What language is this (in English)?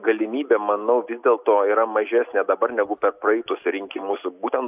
Lithuanian